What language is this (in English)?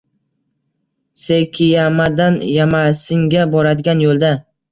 Uzbek